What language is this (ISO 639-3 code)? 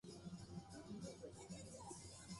jpn